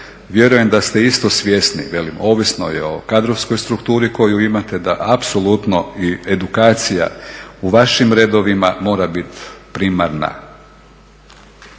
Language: Croatian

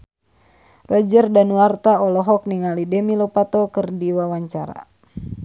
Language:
Sundanese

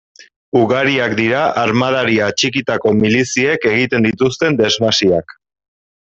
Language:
Basque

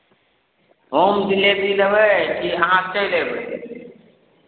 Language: Maithili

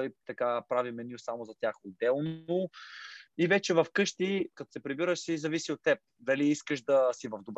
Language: Bulgarian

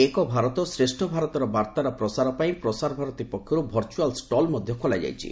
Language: Odia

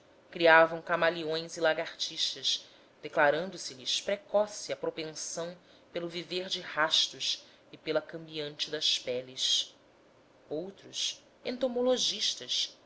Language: Portuguese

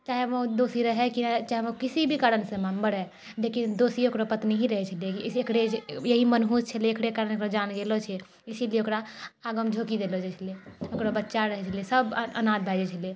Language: Maithili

